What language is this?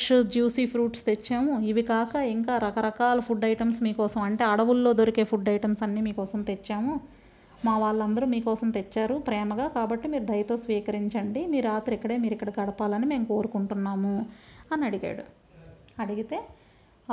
Telugu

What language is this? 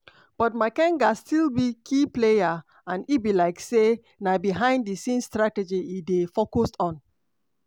Nigerian Pidgin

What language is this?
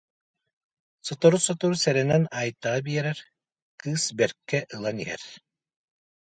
Yakut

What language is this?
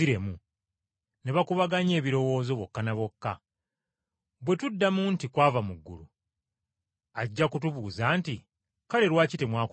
Ganda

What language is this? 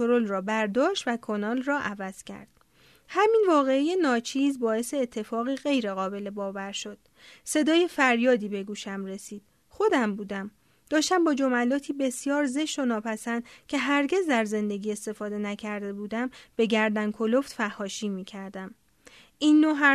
Persian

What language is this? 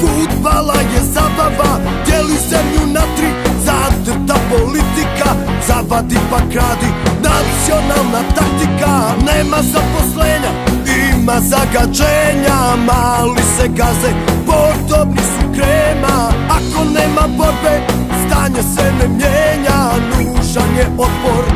Latvian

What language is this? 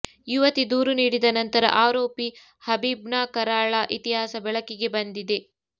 Kannada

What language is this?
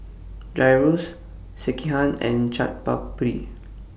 English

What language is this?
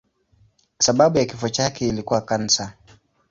Swahili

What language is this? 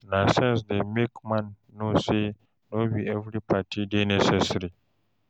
Nigerian Pidgin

